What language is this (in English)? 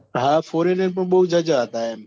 Gujarati